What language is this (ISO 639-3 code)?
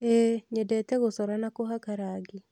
kik